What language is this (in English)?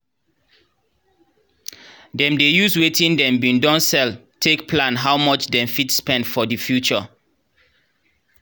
Nigerian Pidgin